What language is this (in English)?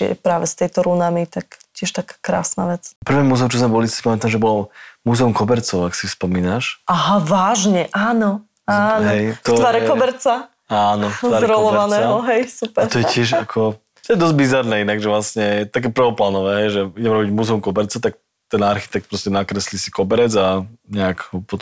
Slovak